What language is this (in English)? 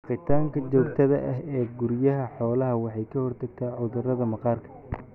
Somali